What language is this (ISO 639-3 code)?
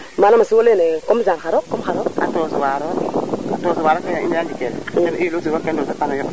srr